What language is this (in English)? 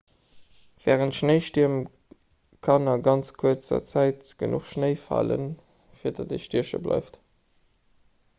Luxembourgish